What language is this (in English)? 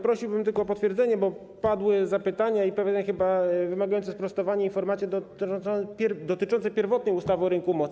Polish